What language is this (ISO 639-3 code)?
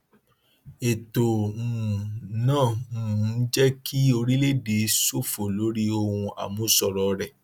yor